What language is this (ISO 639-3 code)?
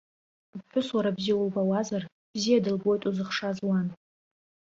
abk